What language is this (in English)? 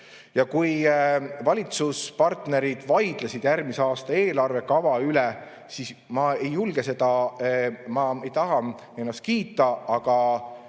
Estonian